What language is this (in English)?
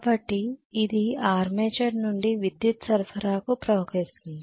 Telugu